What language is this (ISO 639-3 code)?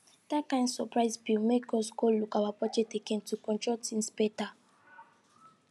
pcm